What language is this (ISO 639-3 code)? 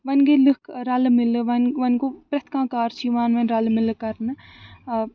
kas